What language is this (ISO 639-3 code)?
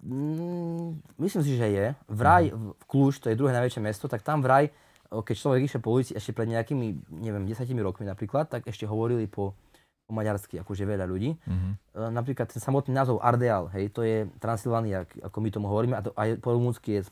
slk